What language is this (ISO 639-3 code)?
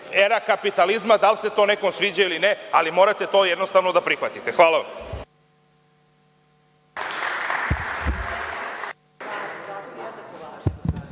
srp